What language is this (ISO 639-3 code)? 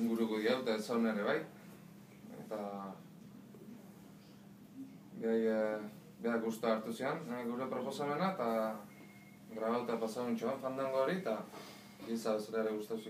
ind